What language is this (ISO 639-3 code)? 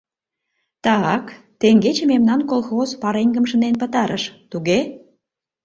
chm